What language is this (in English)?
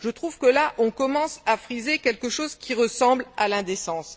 French